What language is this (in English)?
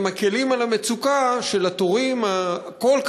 Hebrew